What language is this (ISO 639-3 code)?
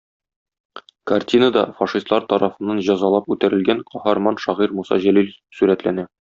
tat